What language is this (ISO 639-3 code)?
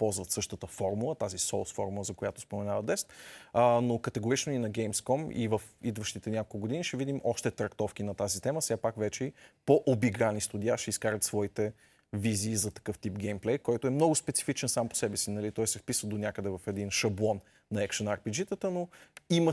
bul